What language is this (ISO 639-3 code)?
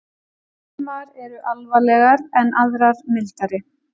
isl